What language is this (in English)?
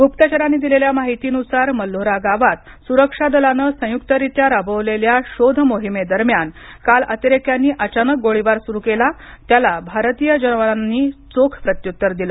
Marathi